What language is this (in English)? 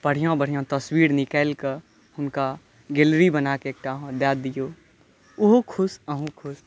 Maithili